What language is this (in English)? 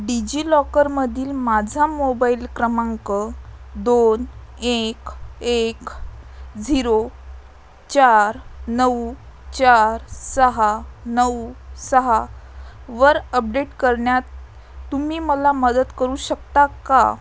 Marathi